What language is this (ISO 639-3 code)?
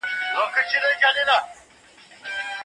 pus